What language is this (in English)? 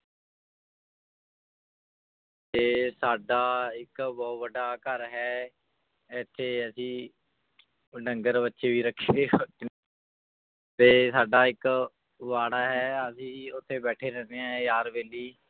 Punjabi